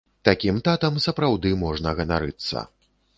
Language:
Belarusian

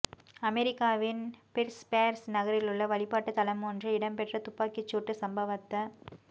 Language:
Tamil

